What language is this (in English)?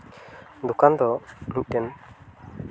Santali